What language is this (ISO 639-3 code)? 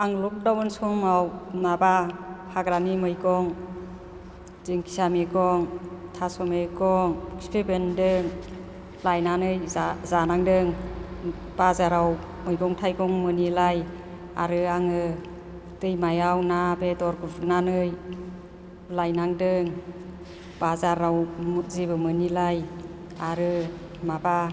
brx